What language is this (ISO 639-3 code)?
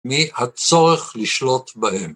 heb